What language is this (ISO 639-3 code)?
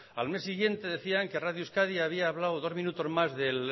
spa